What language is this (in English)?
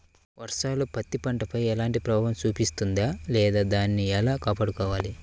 Telugu